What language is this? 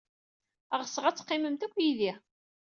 Kabyle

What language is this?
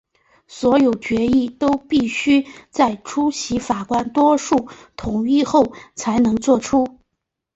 Chinese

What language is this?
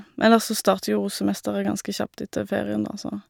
Norwegian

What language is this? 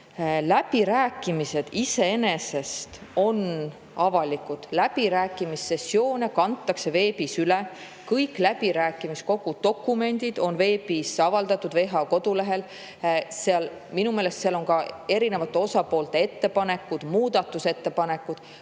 Estonian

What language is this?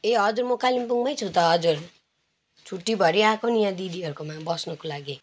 Nepali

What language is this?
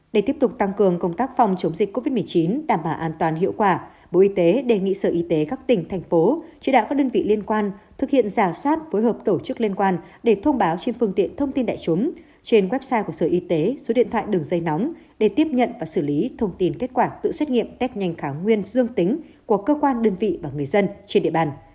Vietnamese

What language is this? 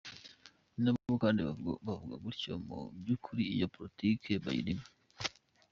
Kinyarwanda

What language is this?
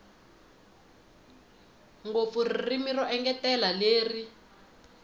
Tsonga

